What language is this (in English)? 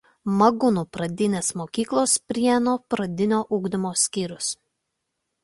Lithuanian